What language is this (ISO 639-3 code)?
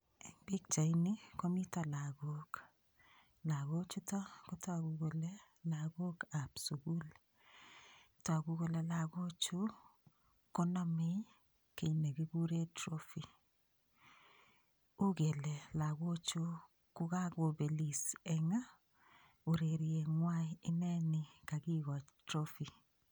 kln